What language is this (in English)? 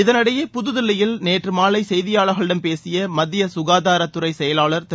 Tamil